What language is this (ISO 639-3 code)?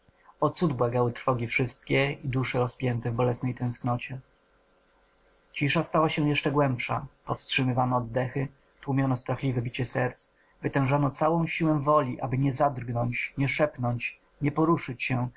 pol